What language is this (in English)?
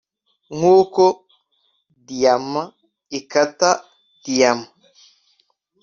Kinyarwanda